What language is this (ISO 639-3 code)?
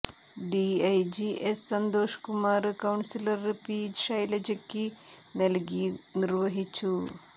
mal